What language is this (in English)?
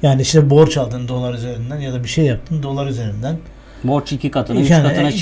Turkish